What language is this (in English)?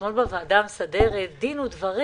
Hebrew